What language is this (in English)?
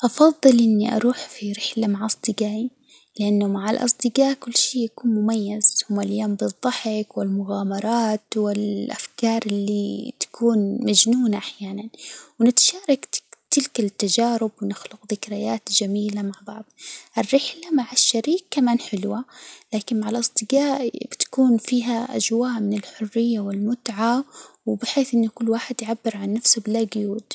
Hijazi Arabic